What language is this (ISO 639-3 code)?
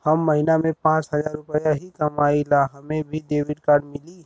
bho